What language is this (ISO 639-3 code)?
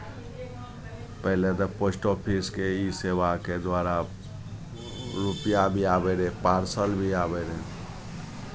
mai